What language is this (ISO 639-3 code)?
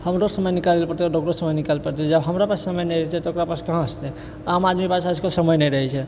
mai